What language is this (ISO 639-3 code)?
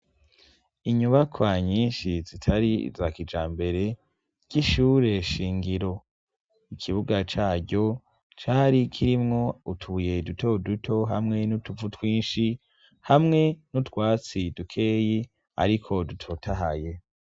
run